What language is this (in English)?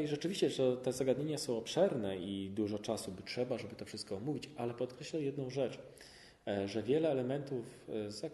Polish